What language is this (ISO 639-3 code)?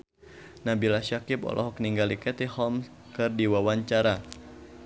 sun